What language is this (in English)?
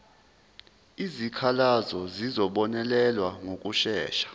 Zulu